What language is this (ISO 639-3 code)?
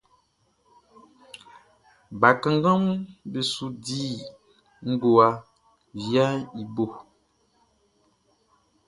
bci